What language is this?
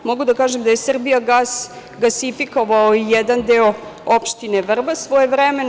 Serbian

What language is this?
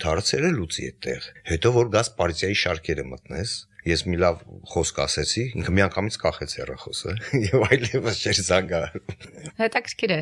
Dutch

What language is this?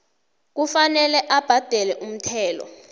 South Ndebele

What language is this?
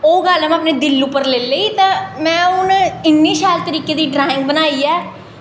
Dogri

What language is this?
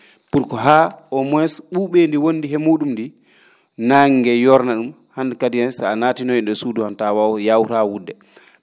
Fula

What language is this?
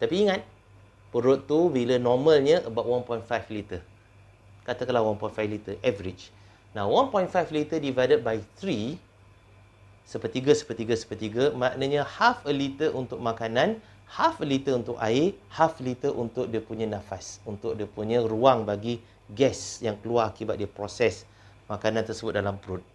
Malay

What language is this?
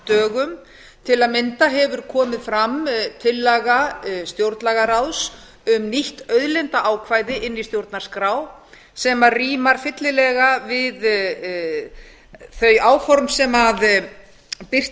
Icelandic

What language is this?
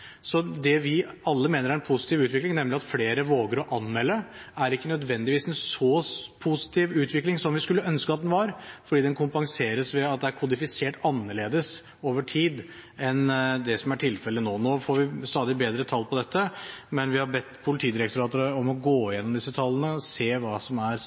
Norwegian Bokmål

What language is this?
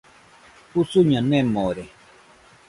Nüpode Huitoto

